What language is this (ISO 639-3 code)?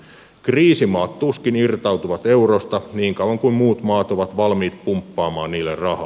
fin